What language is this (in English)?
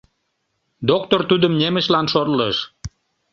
Mari